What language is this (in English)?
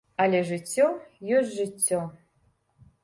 Belarusian